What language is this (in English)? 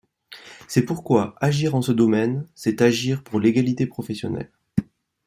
French